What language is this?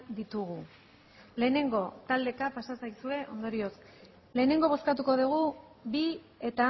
Basque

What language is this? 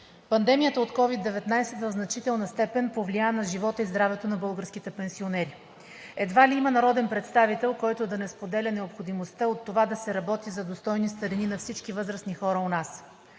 Bulgarian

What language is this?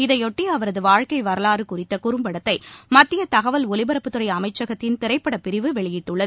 Tamil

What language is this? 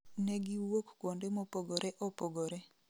Luo (Kenya and Tanzania)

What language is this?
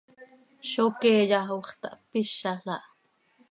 Seri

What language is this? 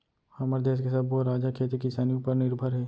Chhattisgarhi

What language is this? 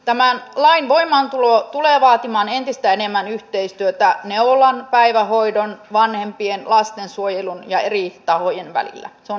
Finnish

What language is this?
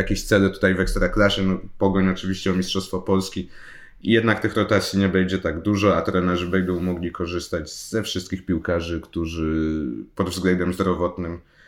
Polish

